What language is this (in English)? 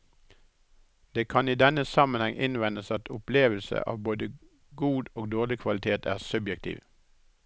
Norwegian